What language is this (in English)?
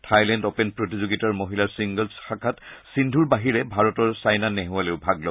Assamese